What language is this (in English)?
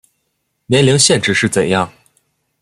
Chinese